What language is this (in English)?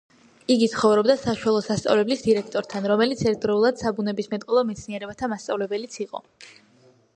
Georgian